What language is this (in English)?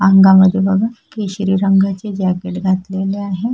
Marathi